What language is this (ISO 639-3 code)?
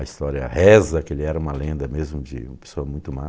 por